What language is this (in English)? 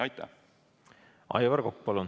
Estonian